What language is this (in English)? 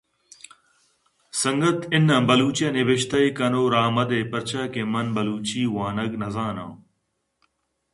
Eastern Balochi